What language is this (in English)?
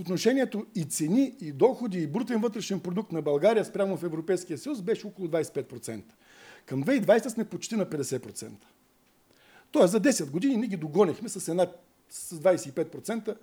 Bulgarian